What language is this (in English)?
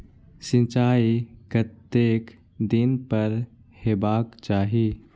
Maithili